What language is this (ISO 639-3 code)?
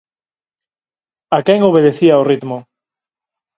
glg